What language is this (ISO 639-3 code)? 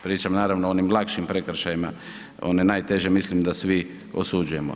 hrv